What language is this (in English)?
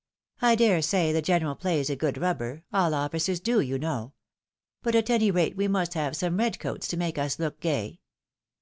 English